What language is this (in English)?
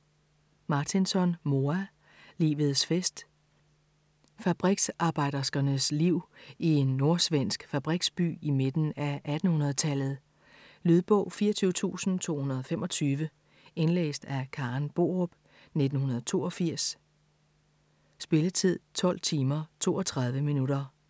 Danish